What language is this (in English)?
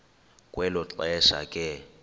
Xhosa